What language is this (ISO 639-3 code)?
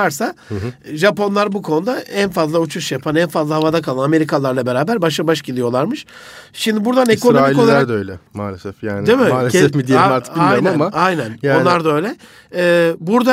tur